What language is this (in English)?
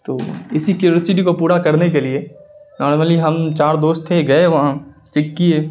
Urdu